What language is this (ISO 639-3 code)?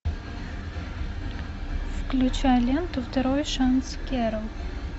rus